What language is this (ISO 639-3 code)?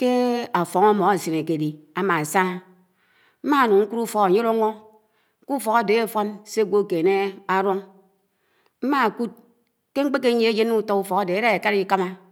anw